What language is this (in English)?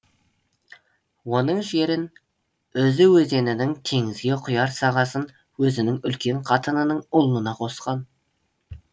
Kazakh